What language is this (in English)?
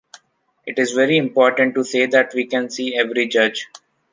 English